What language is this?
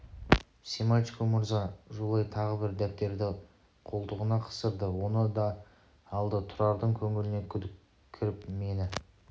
Kazakh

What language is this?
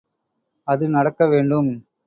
Tamil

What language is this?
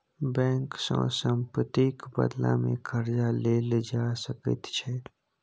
Maithili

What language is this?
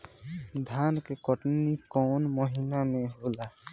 Bhojpuri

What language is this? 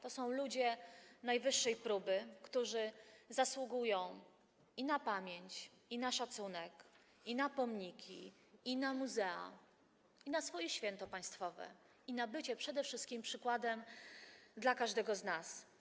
Polish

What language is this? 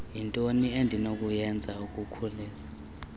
Xhosa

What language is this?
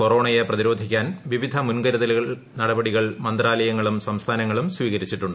Malayalam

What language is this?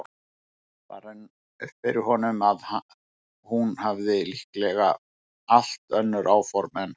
Icelandic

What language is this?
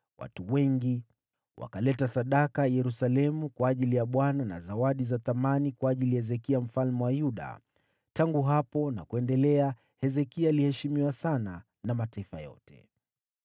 Swahili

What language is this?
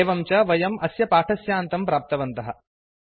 Sanskrit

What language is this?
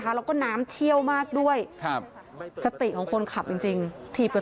Thai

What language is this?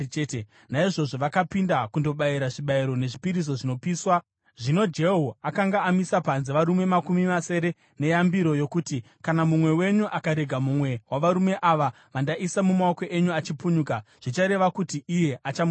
Shona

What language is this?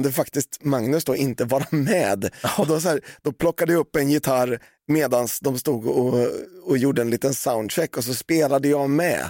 Swedish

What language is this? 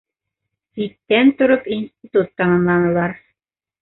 Bashkir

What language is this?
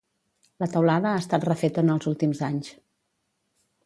Catalan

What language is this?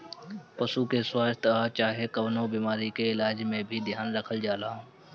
Bhojpuri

